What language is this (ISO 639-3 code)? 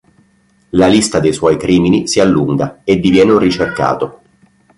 ita